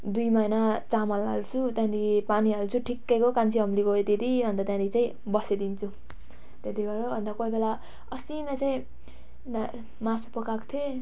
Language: Nepali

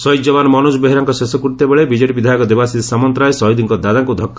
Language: Odia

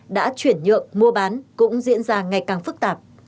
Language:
Vietnamese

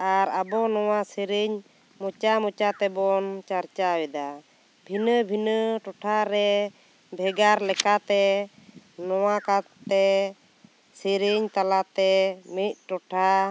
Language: Santali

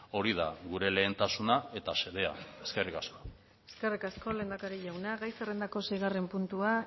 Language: Basque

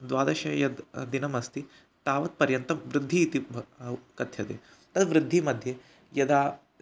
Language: Sanskrit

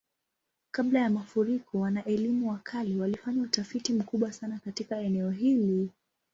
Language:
Swahili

